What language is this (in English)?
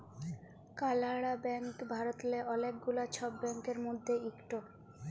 Bangla